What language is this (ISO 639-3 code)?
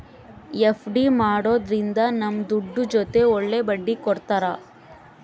kan